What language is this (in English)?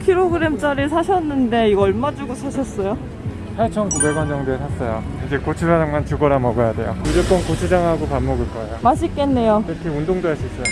Korean